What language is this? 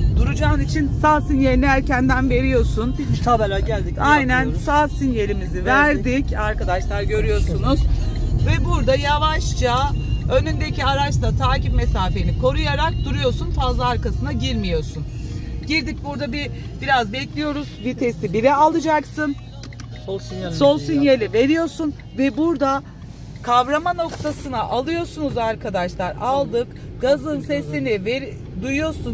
Turkish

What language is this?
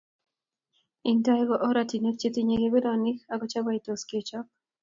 Kalenjin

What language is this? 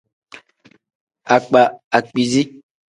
Tem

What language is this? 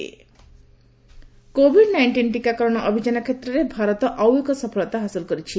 Odia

